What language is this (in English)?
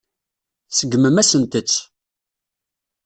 Kabyle